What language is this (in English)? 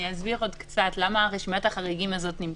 Hebrew